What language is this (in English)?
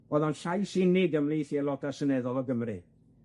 Welsh